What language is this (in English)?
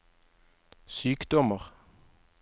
Norwegian